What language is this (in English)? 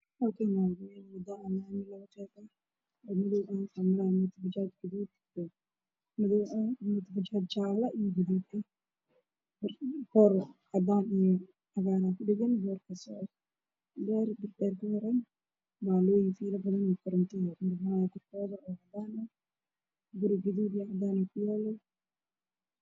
Somali